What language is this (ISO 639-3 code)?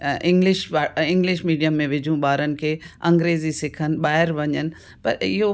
snd